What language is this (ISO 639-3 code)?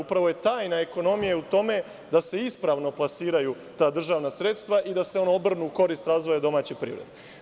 srp